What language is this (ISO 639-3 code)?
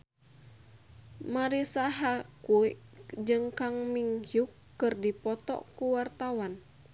sun